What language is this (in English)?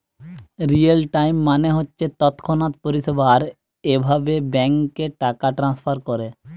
Bangla